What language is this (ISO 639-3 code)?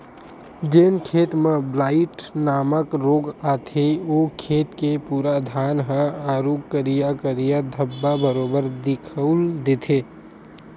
hne